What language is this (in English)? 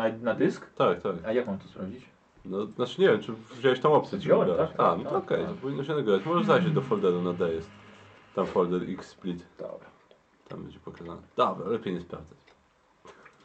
Polish